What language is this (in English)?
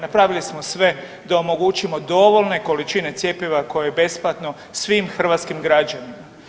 Croatian